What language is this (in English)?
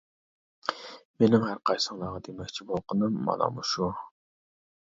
Uyghur